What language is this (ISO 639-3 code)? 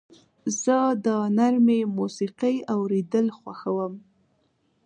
pus